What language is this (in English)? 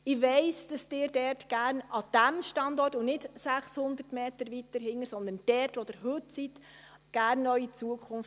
Swiss German